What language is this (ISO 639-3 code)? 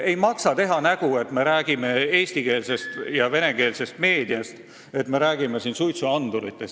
est